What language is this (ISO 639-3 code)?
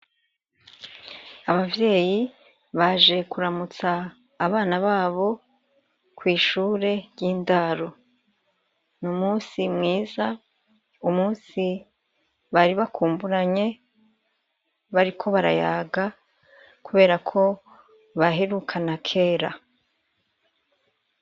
run